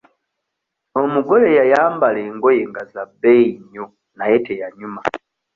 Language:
Ganda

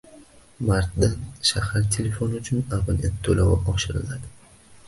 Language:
Uzbek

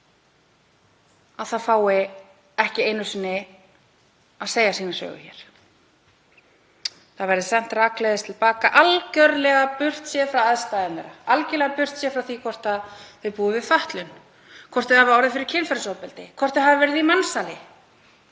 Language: Icelandic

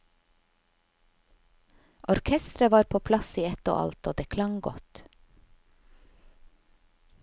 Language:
Norwegian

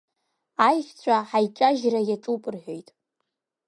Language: Abkhazian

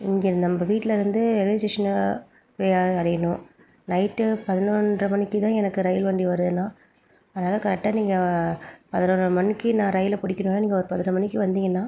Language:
Tamil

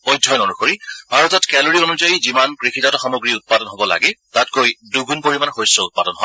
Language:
Assamese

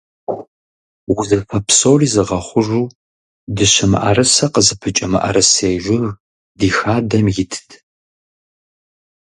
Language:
Kabardian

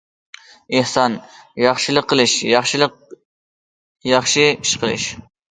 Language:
Uyghur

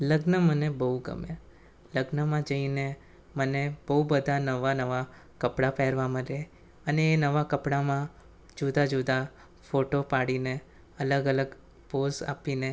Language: Gujarati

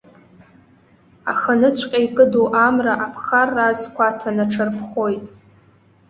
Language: Abkhazian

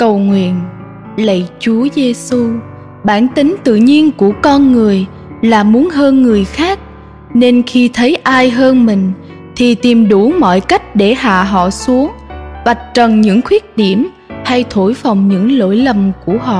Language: Vietnamese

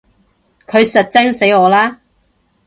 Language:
Cantonese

